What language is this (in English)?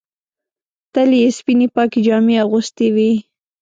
Pashto